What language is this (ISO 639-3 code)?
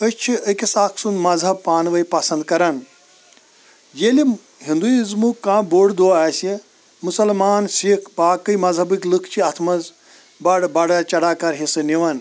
kas